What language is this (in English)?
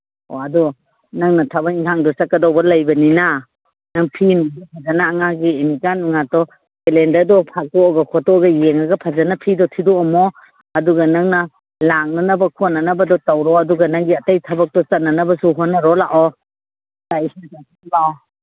Manipuri